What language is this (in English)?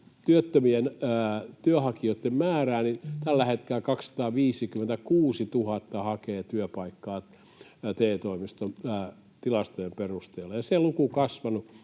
Finnish